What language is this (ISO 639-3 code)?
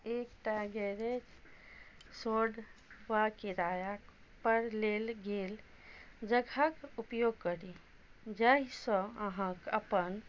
mai